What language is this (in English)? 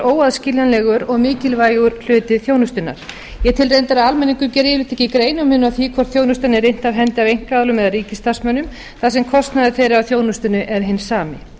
Icelandic